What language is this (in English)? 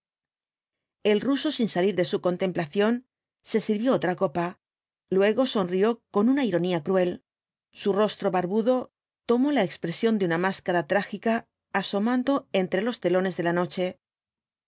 Spanish